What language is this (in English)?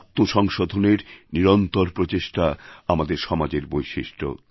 Bangla